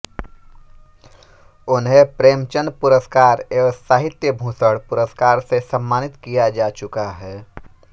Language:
Hindi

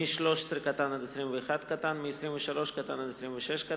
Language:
Hebrew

